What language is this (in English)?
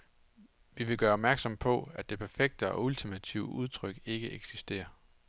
Danish